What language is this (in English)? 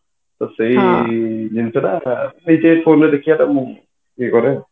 Odia